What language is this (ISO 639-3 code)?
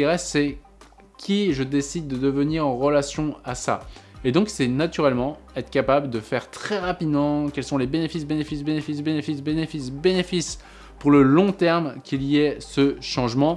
fra